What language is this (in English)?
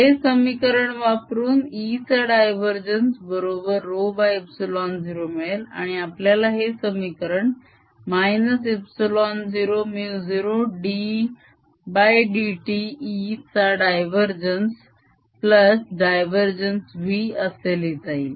Marathi